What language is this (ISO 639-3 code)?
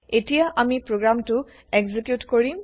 asm